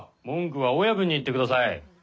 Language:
Japanese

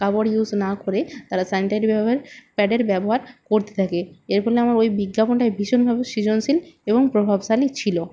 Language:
Bangla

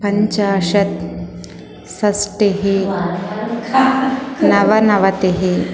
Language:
Sanskrit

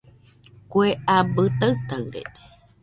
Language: Nüpode Huitoto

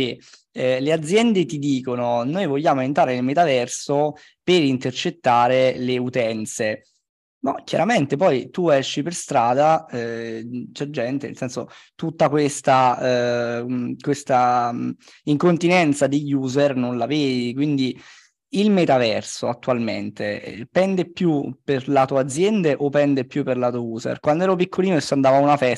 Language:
Italian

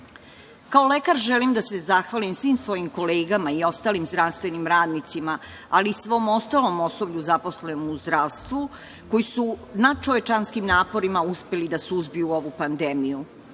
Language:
Serbian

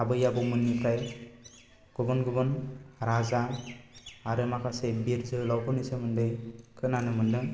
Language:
Bodo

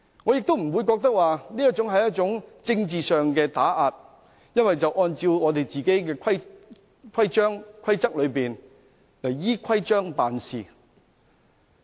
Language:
Cantonese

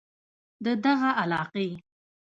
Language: Pashto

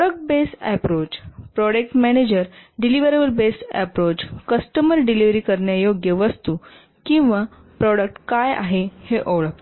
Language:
Marathi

